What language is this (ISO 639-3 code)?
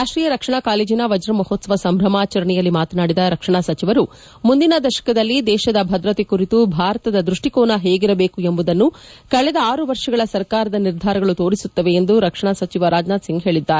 kan